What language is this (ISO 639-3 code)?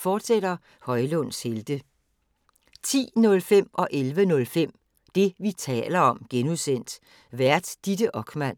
dan